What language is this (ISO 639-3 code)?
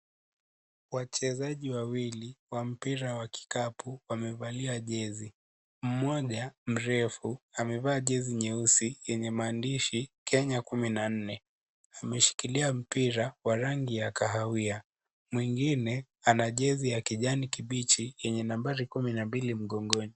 swa